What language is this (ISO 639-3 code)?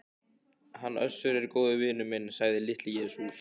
isl